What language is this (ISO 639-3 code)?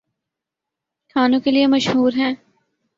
urd